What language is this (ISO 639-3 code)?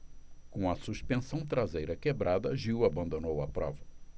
por